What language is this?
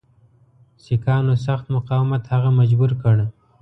Pashto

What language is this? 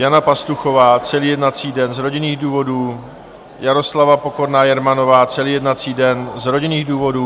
Czech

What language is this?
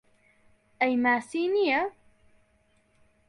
Central Kurdish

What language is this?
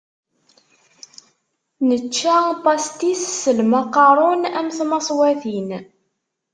Kabyle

